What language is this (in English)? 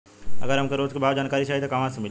Bhojpuri